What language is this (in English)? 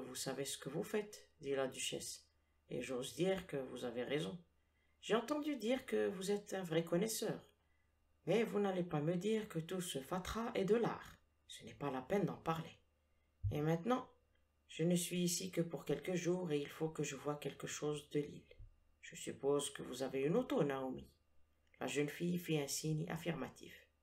French